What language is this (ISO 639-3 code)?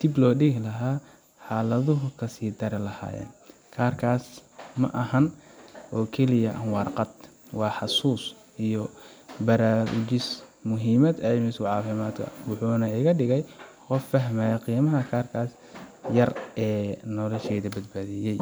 som